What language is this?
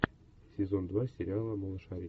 Russian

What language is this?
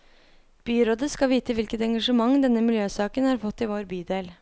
Norwegian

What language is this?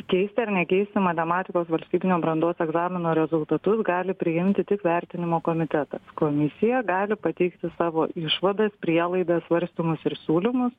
Lithuanian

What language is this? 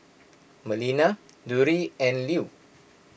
English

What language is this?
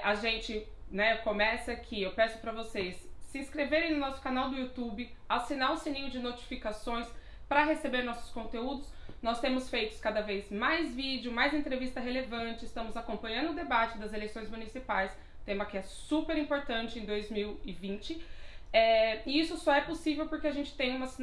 Portuguese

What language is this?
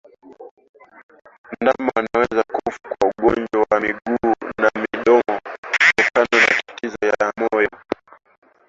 Swahili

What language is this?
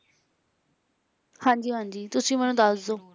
Punjabi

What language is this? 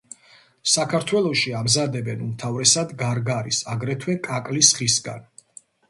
Georgian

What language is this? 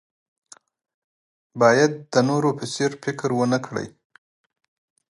Pashto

